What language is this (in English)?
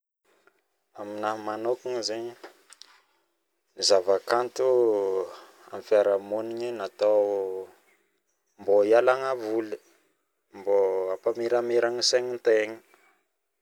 Northern Betsimisaraka Malagasy